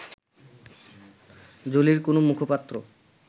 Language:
Bangla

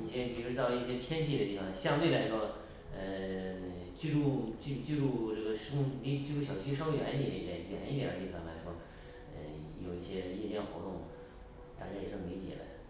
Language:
Chinese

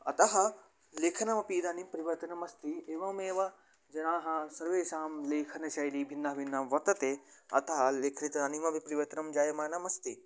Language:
Sanskrit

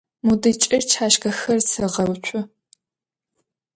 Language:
Adyghe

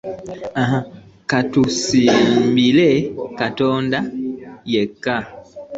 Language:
Ganda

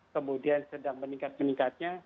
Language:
Indonesian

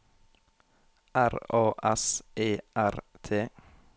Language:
Norwegian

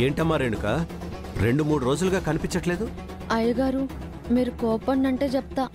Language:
Telugu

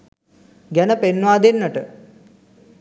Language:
Sinhala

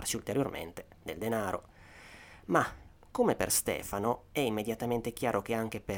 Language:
Italian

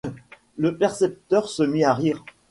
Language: French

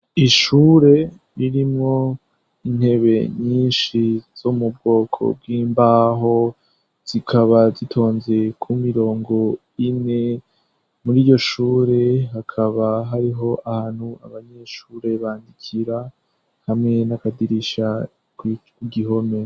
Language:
Rundi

